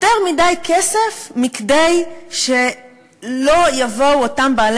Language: Hebrew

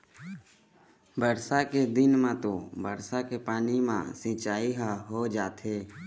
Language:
Chhattisgarhi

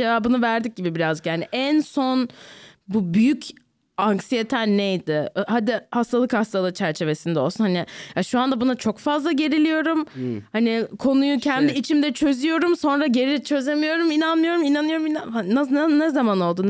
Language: Turkish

